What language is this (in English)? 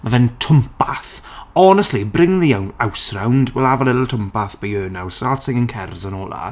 Welsh